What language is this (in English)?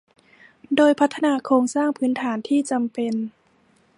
Thai